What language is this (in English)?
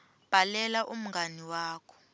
Swati